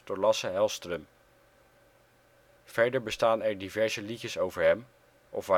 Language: Dutch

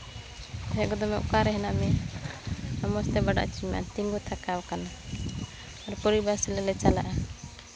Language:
Santali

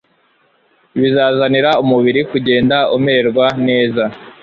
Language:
Kinyarwanda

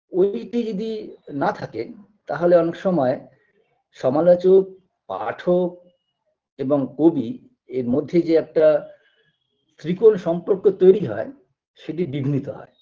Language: Bangla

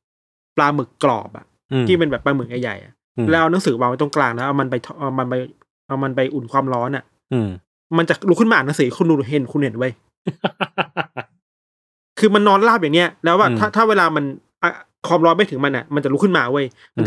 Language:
Thai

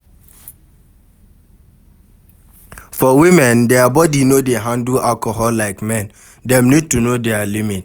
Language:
Nigerian Pidgin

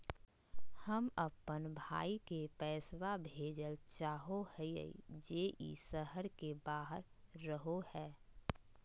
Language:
Magahi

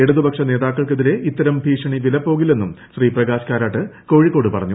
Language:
Malayalam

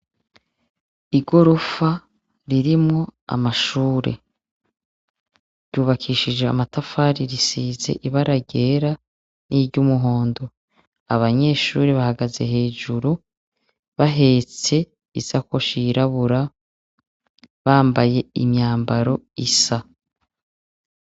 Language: Rundi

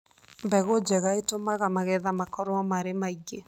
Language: Kikuyu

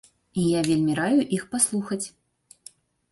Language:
Belarusian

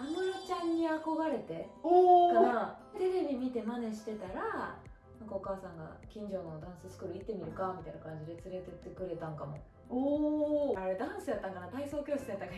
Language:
Japanese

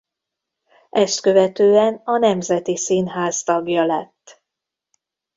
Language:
Hungarian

